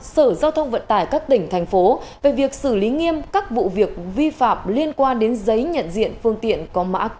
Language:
Vietnamese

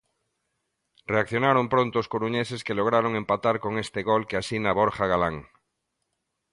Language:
Galician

